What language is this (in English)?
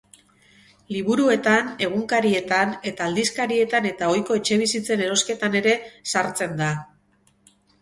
Basque